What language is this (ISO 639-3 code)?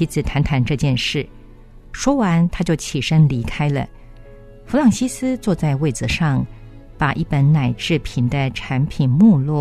zho